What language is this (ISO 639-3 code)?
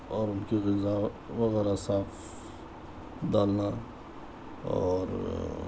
urd